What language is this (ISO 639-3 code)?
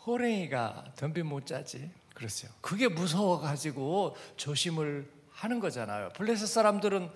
kor